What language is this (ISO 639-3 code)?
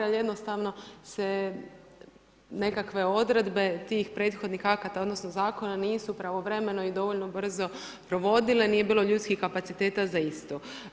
hrv